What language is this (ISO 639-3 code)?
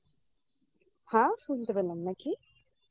ben